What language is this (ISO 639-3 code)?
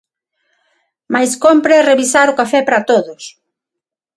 glg